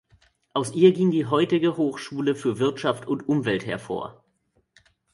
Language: German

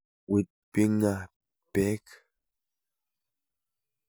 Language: Kalenjin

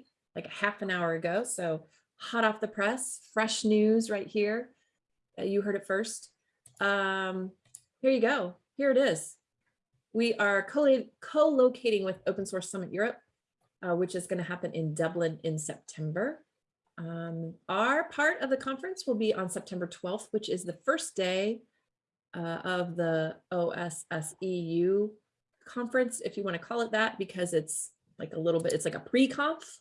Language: English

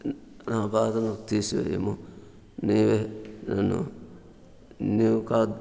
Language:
Telugu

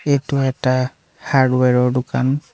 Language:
Assamese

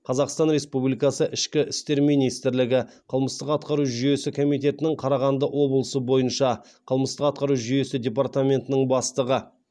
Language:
Kazakh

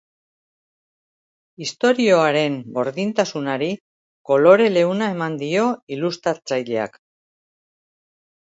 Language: Basque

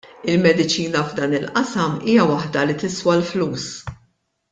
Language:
Maltese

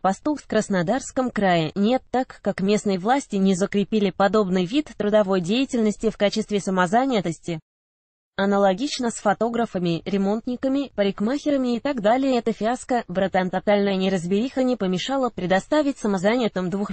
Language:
Russian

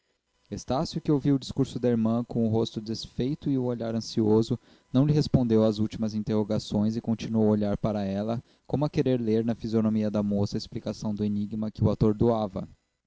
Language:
Portuguese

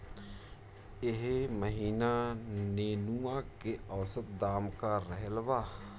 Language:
Bhojpuri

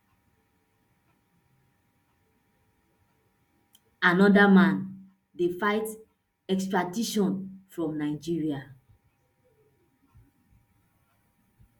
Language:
Nigerian Pidgin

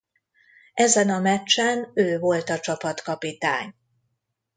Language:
Hungarian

